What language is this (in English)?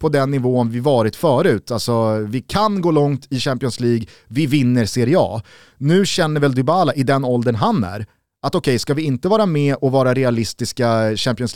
Swedish